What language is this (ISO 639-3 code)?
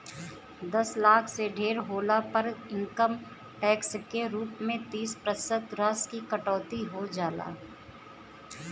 bho